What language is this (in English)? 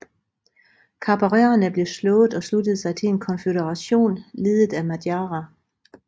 Danish